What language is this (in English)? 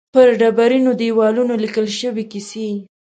Pashto